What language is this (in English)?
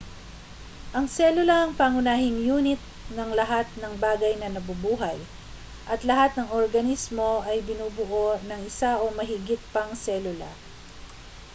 Filipino